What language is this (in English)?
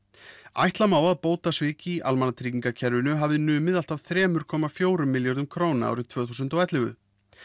Icelandic